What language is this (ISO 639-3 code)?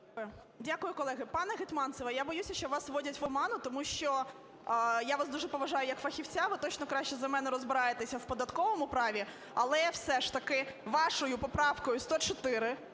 ukr